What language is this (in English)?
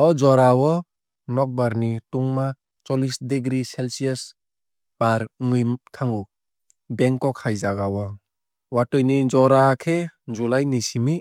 Kok Borok